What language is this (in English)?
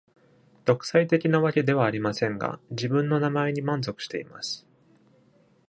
Japanese